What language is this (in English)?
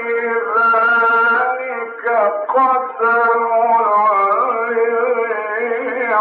Arabic